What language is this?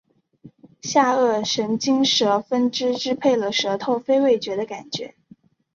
Chinese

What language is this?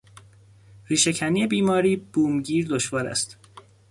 Persian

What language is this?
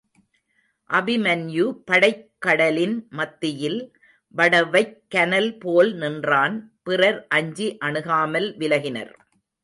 Tamil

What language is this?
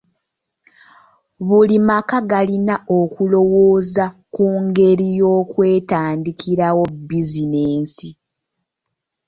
Ganda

